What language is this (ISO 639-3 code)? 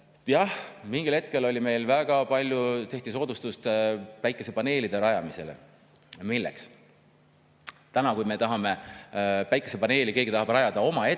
est